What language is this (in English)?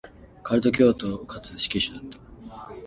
Japanese